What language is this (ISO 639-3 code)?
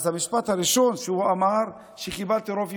heb